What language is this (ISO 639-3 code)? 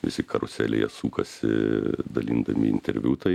lit